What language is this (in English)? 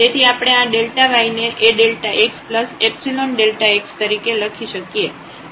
Gujarati